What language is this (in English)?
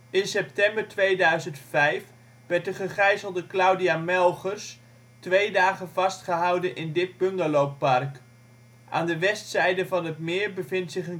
Dutch